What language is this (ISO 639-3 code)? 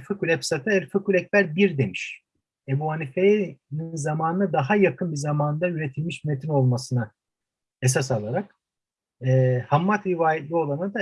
tur